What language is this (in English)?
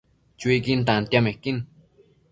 Matsés